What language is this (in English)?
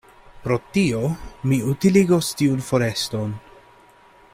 Esperanto